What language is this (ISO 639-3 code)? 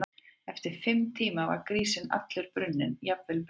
isl